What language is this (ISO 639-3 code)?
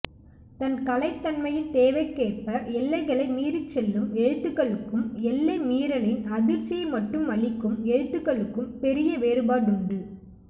tam